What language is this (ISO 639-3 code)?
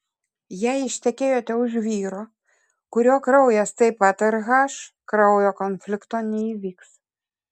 lit